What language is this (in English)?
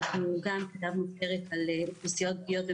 Hebrew